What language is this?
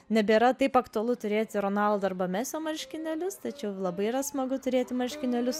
Lithuanian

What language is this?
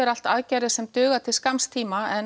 Icelandic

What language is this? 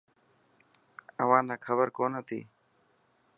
Dhatki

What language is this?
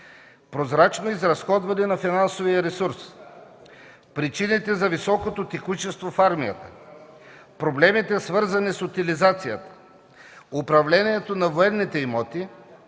Bulgarian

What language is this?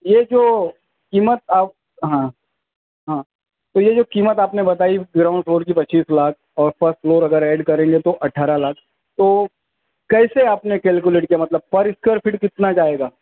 Urdu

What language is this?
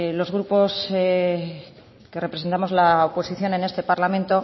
Spanish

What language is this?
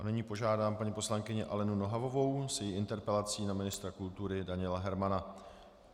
Czech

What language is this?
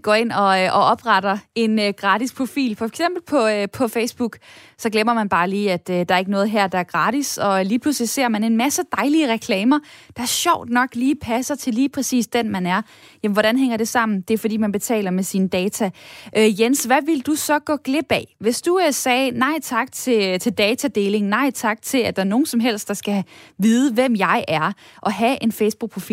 Danish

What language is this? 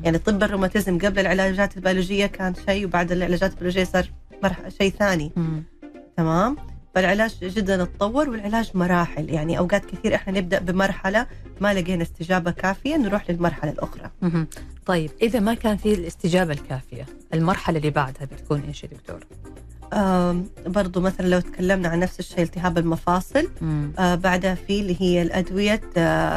Arabic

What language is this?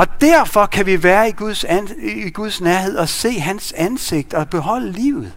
Danish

